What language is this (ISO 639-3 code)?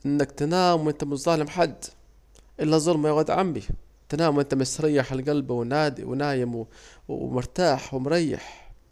aec